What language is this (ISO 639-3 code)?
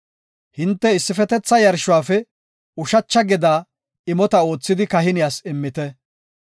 gof